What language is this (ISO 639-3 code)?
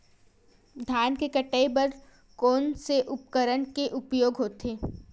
hne